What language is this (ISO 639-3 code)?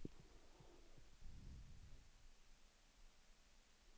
dan